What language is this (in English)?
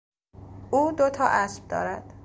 Persian